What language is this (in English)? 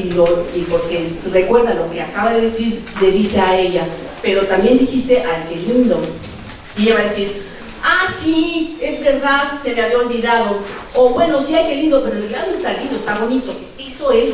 Spanish